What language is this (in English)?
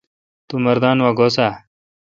Kalkoti